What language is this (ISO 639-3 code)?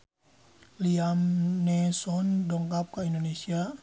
sun